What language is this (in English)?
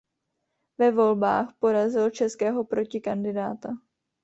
Czech